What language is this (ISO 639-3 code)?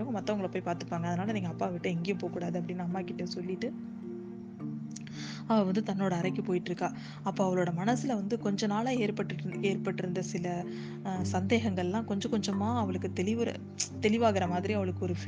tam